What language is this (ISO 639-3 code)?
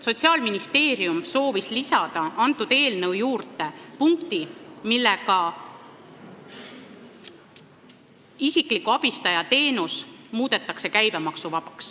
est